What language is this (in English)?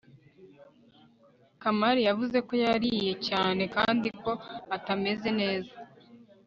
Kinyarwanda